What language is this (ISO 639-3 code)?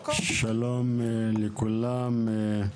heb